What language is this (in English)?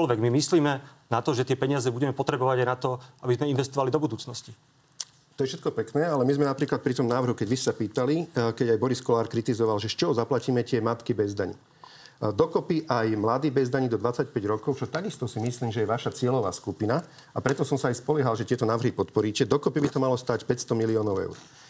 Slovak